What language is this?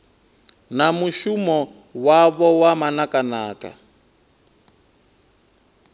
Venda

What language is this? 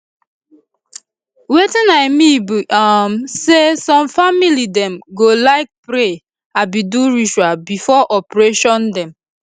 Nigerian Pidgin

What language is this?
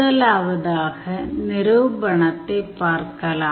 Tamil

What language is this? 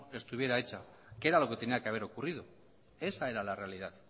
Spanish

